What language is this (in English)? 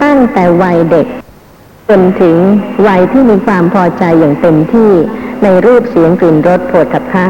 Thai